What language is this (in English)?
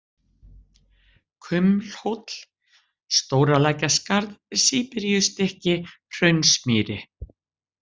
Icelandic